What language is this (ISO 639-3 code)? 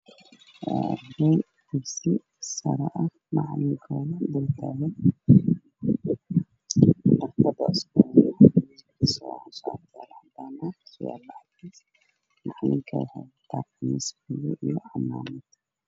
som